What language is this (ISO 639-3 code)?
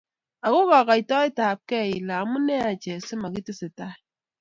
kln